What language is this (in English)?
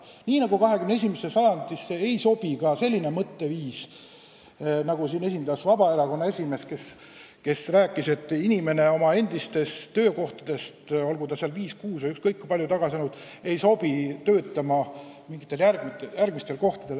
Estonian